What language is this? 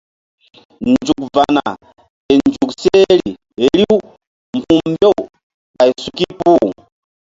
Mbum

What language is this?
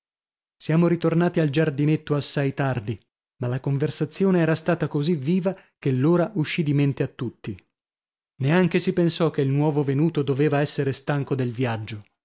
Italian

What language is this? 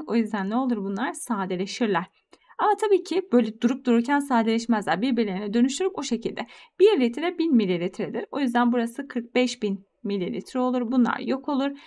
Turkish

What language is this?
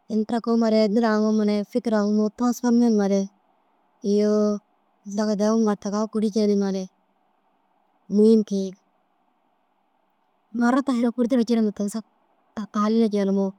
Dazaga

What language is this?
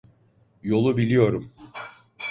Turkish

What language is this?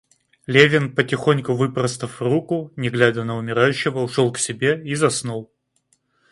Russian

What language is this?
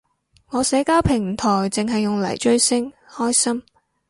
Cantonese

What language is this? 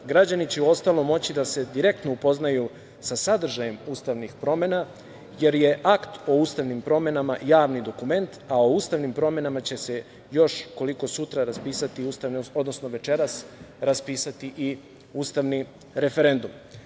Serbian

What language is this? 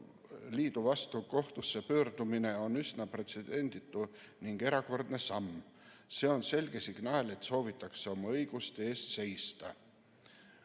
Estonian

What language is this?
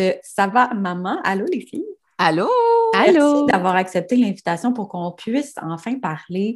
French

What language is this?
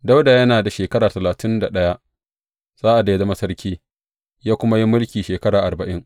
Hausa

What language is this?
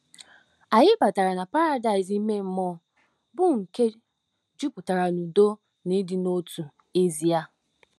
Igbo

